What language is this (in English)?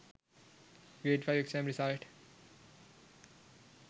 Sinhala